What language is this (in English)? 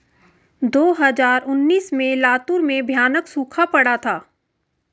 Hindi